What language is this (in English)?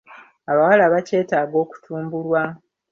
Ganda